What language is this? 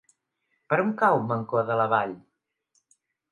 Catalan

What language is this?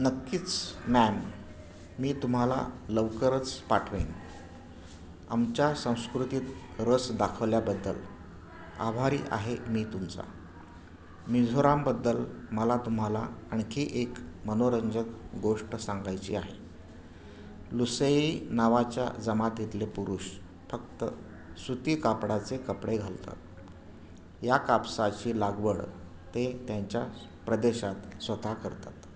Marathi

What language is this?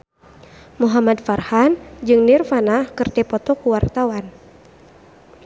Sundanese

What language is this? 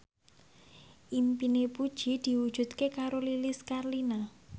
Javanese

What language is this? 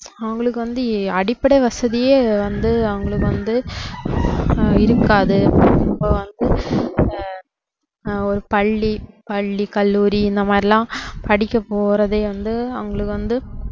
Tamil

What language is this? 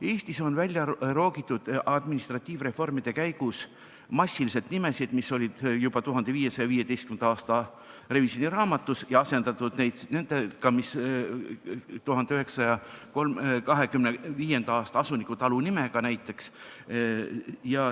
Estonian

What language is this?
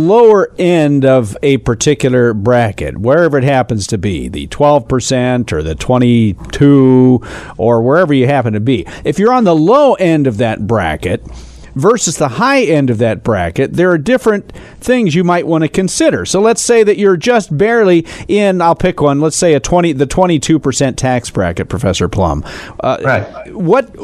English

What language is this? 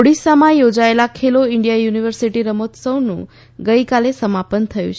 Gujarati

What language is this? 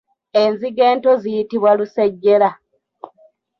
Ganda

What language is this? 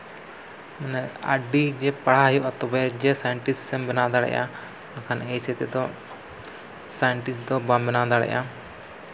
Santali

